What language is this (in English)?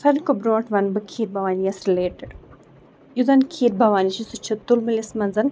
Kashmiri